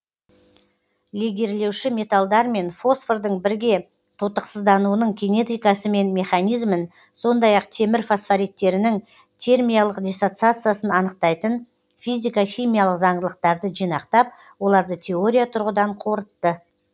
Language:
Kazakh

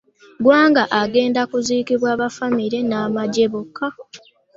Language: Ganda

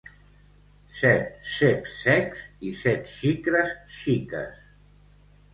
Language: Catalan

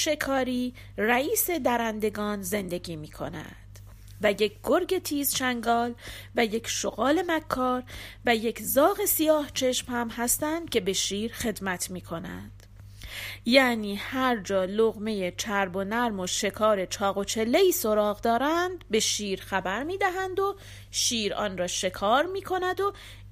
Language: Persian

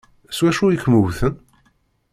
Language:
Kabyle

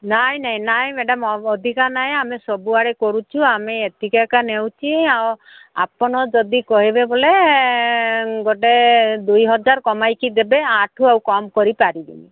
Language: Odia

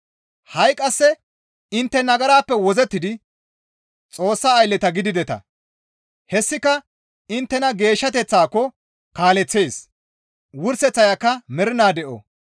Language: Gamo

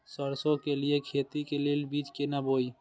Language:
Maithili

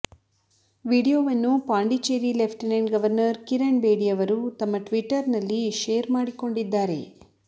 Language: Kannada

